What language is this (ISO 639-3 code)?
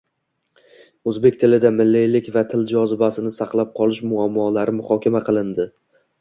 uzb